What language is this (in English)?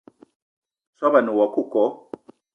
Eton (Cameroon)